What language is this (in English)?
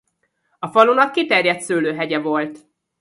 Hungarian